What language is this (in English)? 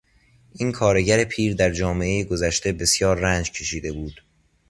Persian